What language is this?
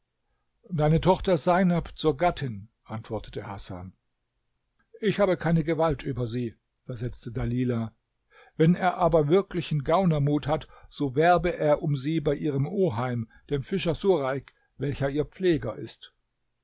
German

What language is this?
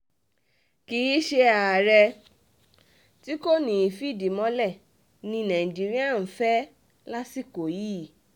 Yoruba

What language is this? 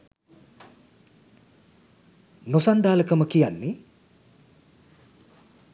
Sinhala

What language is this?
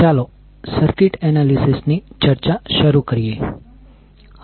Gujarati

